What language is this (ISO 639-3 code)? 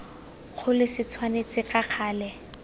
tsn